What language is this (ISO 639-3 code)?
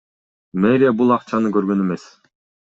kir